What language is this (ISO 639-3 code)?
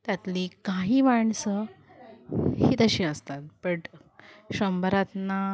mar